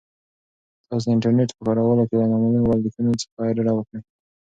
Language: Pashto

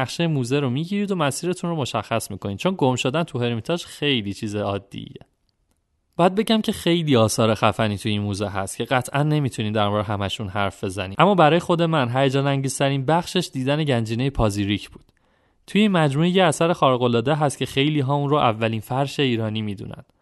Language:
Persian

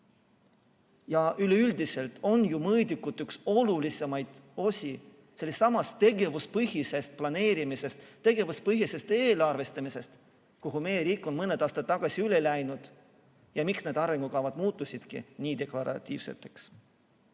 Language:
Estonian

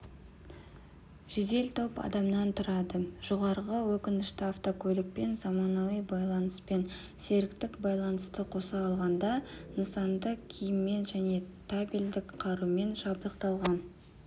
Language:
Kazakh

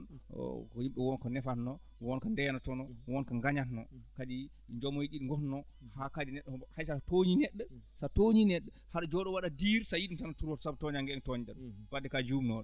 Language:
Fula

